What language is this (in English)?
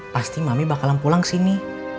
Indonesian